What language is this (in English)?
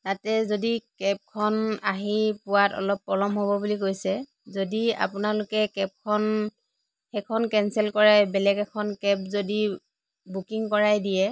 Assamese